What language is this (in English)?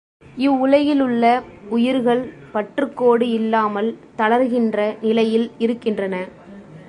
Tamil